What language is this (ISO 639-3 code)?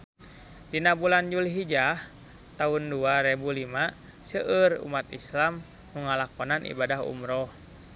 sun